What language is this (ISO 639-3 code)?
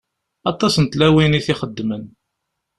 kab